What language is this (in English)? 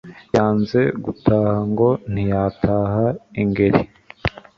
Kinyarwanda